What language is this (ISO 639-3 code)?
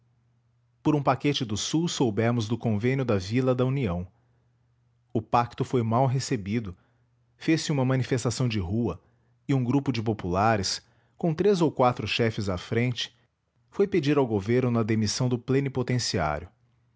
por